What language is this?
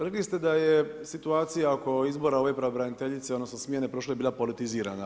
Croatian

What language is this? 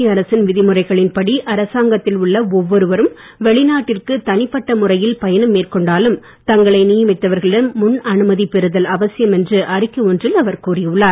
Tamil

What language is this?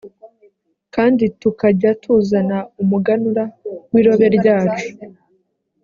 Kinyarwanda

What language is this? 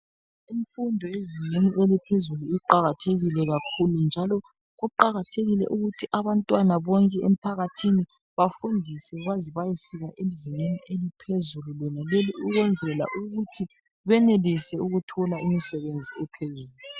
North Ndebele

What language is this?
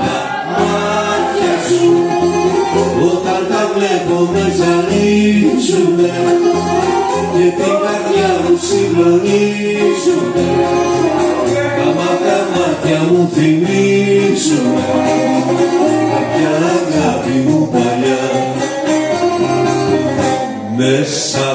Greek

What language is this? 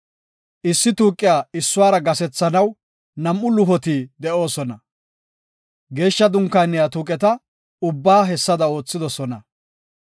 Gofa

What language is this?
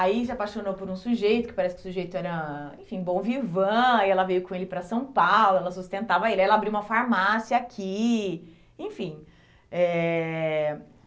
Portuguese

